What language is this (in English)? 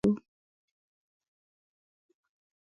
Pashto